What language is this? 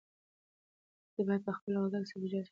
Pashto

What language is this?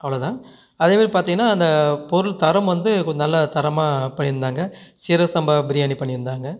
Tamil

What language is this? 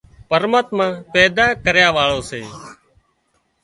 Wadiyara Koli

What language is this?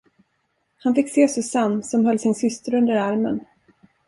Swedish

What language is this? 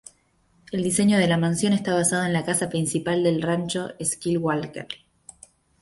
Spanish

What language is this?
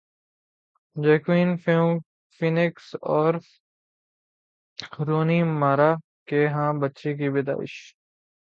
Urdu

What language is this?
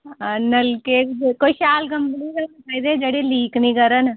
Dogri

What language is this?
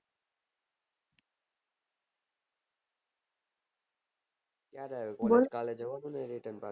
Gujarati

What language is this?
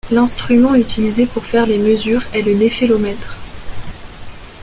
French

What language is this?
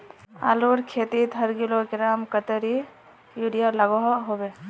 Magahi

